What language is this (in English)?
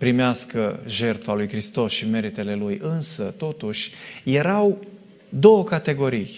Romanian